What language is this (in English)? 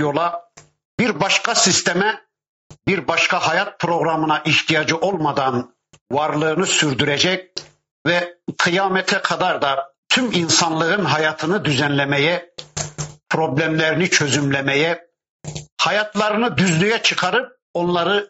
Turkish